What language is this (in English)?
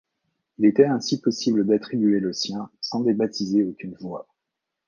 French